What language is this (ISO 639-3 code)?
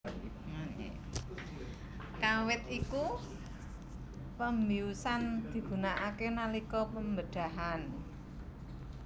jav